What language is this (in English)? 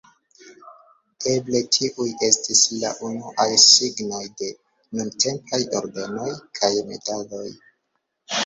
Esperanto